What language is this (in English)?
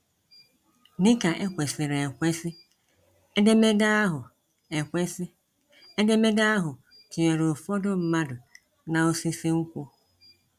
Igbo